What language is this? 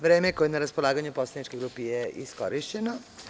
Serbian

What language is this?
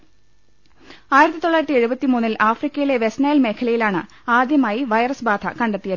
Malayalam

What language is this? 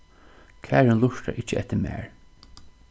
Faroese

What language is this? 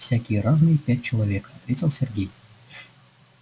Russian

